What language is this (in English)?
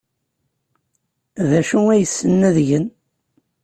Kabyle